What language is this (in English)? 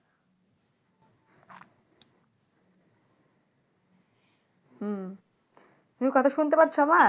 Bangla